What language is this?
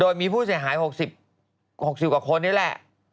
Thai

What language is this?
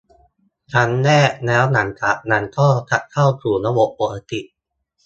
Thai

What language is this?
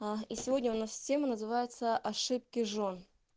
Russian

